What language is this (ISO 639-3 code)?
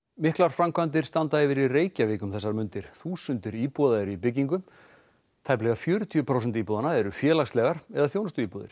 isl